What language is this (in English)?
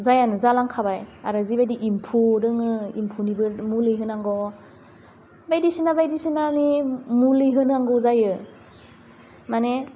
Bodo